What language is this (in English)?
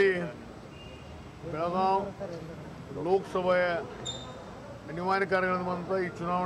Hindi